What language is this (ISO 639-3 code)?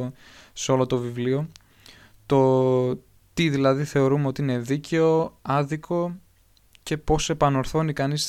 ell